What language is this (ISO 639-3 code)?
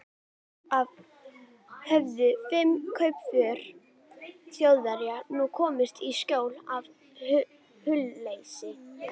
isl